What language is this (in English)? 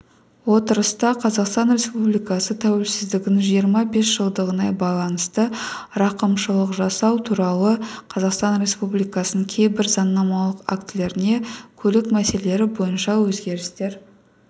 Kazakh